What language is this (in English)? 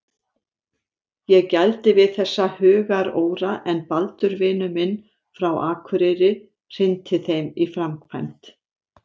Icelandic